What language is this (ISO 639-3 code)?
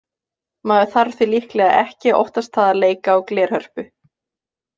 isl